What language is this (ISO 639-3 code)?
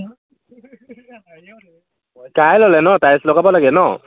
asm